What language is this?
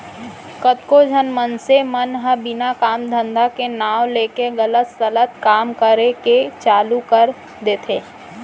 Chhattisgarhi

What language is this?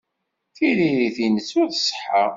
Kabyle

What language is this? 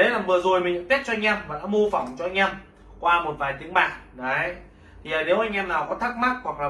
Vietnamese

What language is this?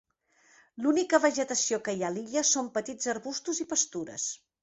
Catalan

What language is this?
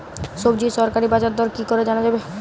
Bangla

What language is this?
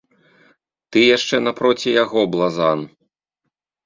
Belarusian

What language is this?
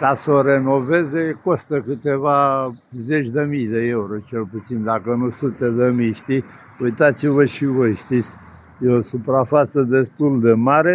Romanian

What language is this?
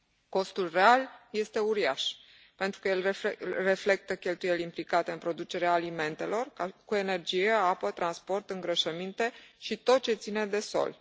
Romanian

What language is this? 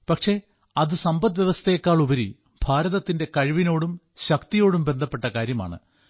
Malayalam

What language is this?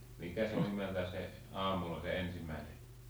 Finnish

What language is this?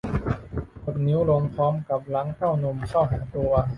Thai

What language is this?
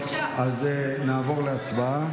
Hebrew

